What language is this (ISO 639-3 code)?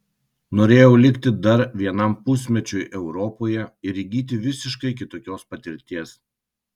lit